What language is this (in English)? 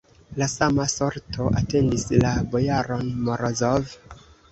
Esperanto